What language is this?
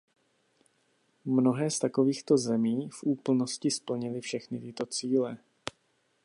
Czech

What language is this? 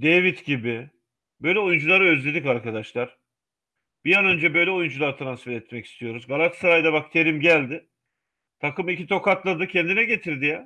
Turkish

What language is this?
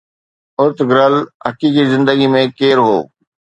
Sindhi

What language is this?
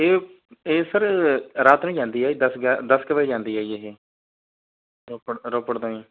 Punjabi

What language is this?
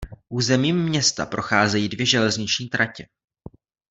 Czech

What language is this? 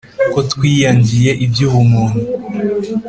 Kinyarwanda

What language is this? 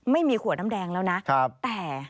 Thai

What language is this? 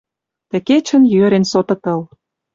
Western Mari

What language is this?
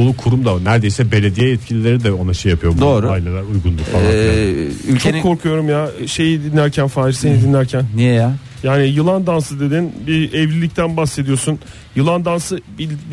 Turkish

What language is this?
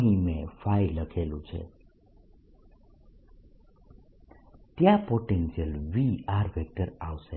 Gujarati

